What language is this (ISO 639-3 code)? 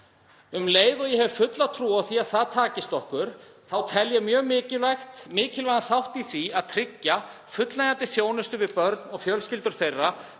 isl